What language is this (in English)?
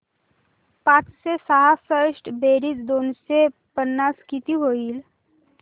Marathi